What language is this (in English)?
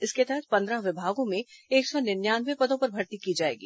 Hindi